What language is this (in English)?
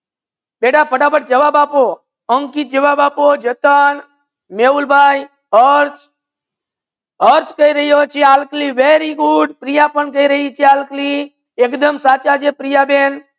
Gujarati